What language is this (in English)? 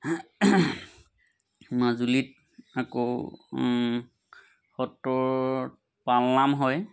Assamese